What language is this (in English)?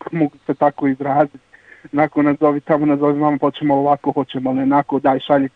Croatian